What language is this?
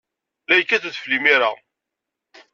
Kabyle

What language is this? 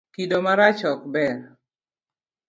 Luo (Kenya and Tanzania)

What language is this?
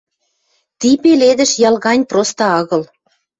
Western Mari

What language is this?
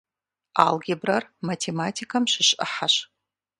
Kabardian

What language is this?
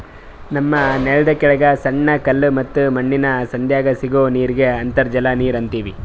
Kannada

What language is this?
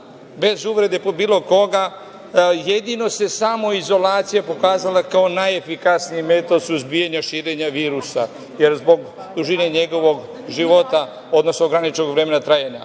Serbian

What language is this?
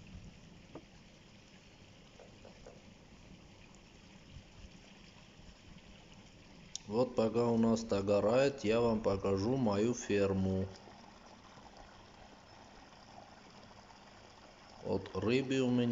Russian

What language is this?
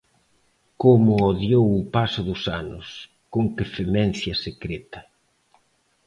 Galician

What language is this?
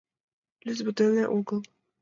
Mari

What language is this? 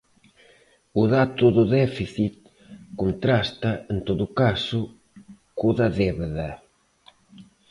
Galician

